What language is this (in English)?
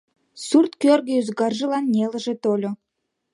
Mari